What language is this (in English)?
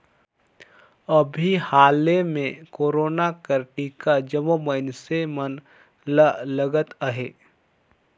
Chhattisgarhi